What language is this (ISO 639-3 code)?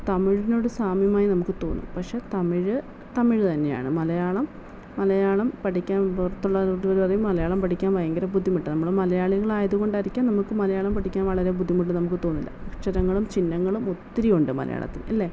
mal